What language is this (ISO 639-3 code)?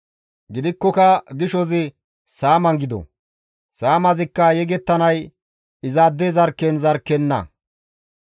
gmv